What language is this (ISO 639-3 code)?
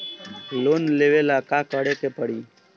bho